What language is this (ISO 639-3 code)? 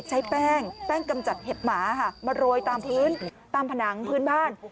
tha